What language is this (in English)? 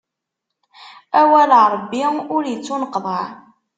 Kabyle